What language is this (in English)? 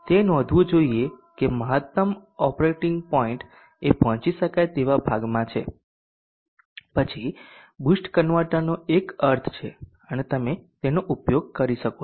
Gujarati